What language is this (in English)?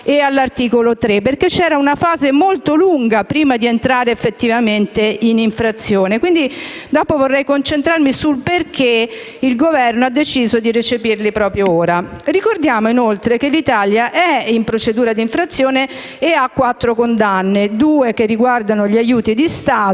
Italian